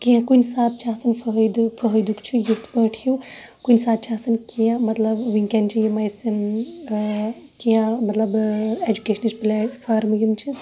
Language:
Kashmiri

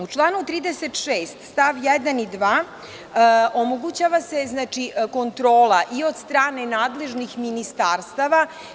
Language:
Serbian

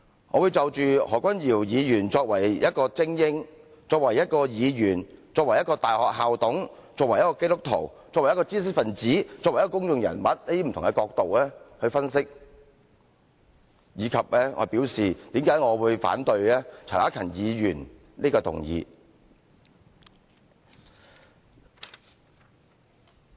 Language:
Cantonese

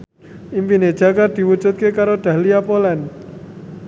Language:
Javanese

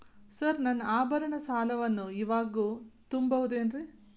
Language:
Kannada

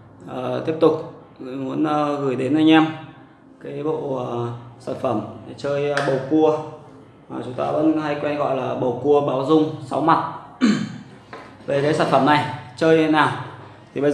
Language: Vietnamese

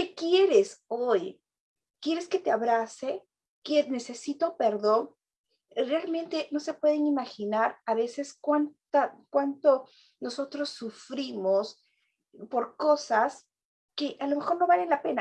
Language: Spanish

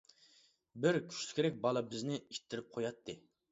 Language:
Uyghur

